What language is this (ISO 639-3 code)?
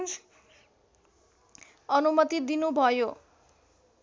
nep